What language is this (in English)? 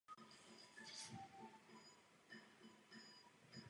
Czech